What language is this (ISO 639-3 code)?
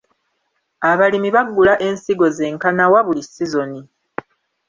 lug